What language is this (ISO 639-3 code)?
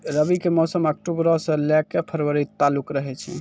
mai